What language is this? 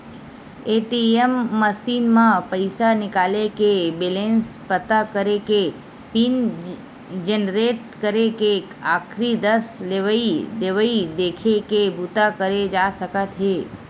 Chhattisgarhi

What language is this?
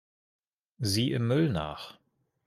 German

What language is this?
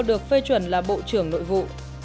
Vietnamese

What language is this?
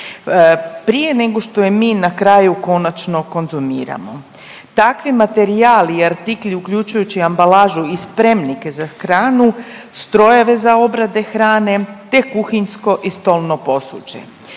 Croatian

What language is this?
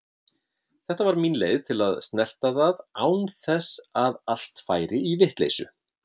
Icelandic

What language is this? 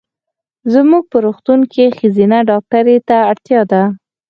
Pashto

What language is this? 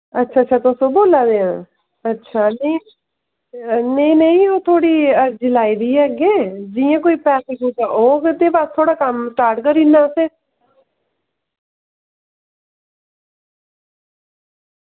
Dogri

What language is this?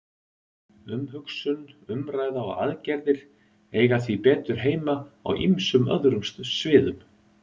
Icelandic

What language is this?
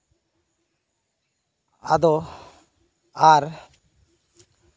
Santali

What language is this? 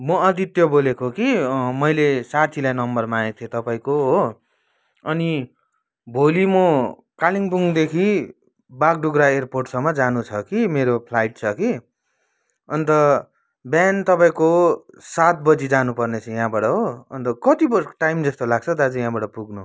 Nepali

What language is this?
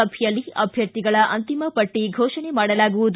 Kannada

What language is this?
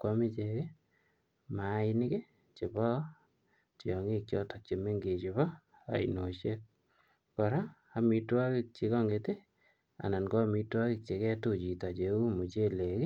Kalenjin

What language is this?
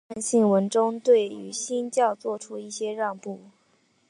Chinese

